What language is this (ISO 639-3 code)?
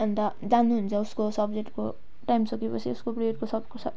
nep